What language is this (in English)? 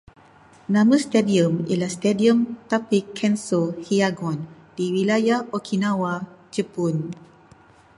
Malay